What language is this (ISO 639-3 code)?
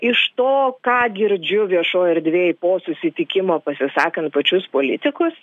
lit